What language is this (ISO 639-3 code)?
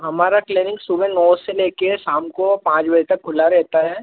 hin